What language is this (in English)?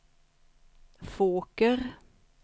Swedish